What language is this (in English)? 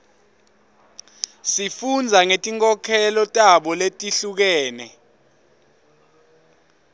Swati